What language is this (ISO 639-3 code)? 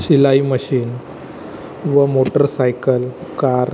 mar